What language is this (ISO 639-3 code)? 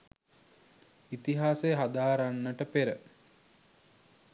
sin